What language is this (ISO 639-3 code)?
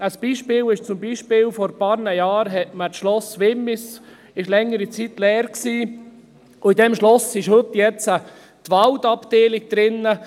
gsw